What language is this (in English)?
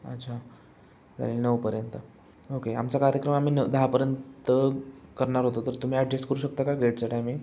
Marathi